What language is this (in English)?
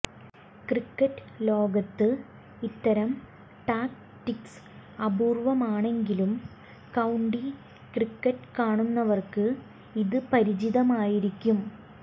Malayalam